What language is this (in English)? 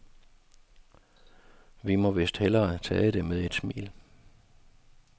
Danish